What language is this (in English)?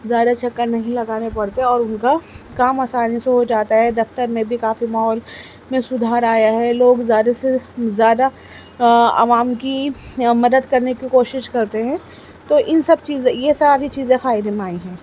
Urdu